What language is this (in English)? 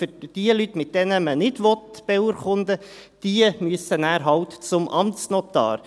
Swiss German